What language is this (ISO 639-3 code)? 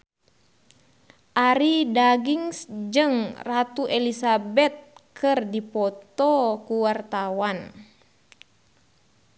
sun